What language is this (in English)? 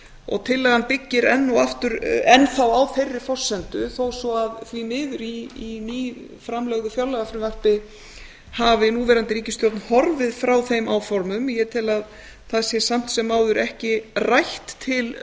Icelandic